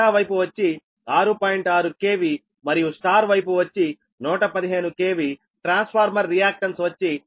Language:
Telugu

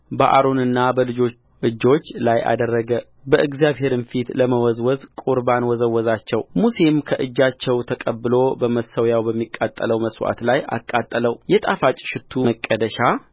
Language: Amharic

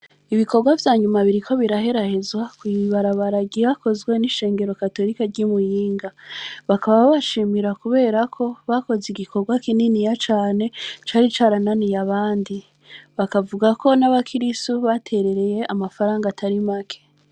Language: Rundi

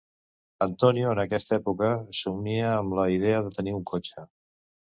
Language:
Catalan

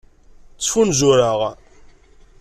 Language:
Kabyle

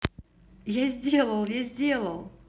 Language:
Russian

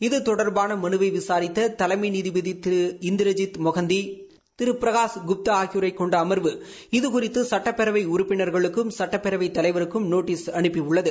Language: Tamil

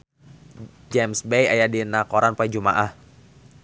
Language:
Sundanese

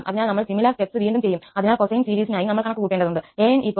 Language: Malayalam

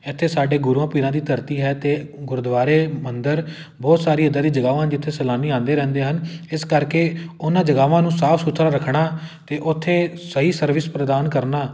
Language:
Punjabi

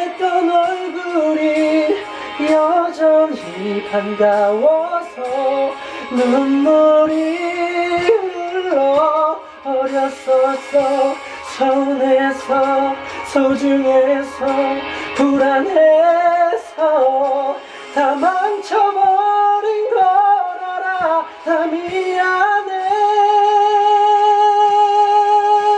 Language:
Korean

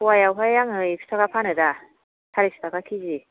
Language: Bodo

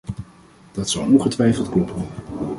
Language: Dutch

